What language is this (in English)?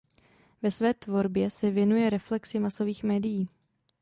Czech